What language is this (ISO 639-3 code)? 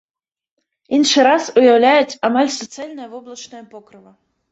bel